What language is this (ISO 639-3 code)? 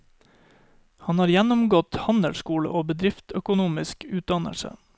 nor